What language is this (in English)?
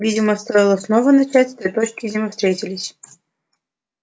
Russian